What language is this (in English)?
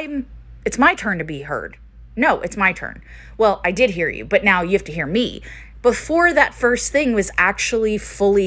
English